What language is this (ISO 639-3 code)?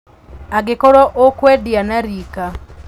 kik